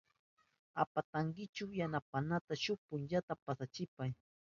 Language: Southern Pastaza Quechua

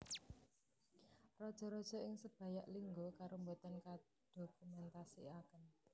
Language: Javanese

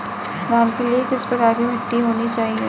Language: Hindi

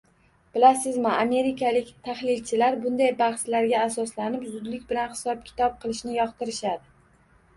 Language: Uzbek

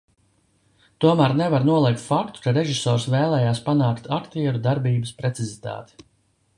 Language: Latvian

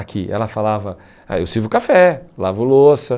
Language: Portuguese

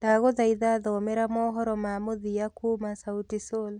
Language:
Kikuyu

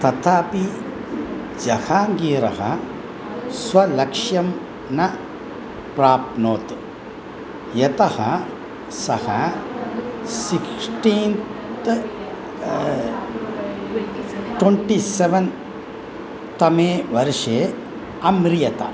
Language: Sanskrit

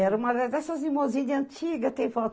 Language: Portuguese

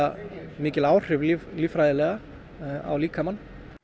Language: Icelandic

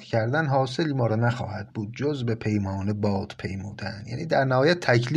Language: Persian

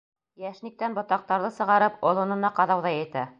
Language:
Bashkir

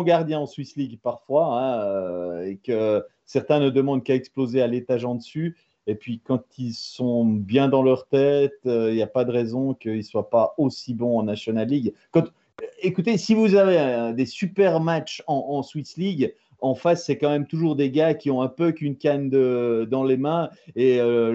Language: French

